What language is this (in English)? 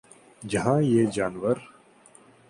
Urdu